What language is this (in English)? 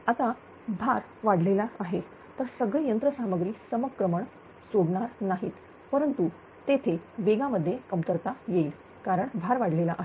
Marathi